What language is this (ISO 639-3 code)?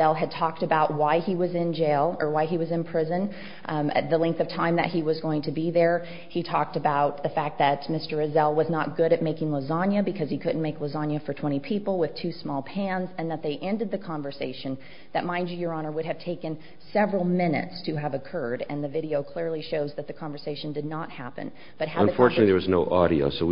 eng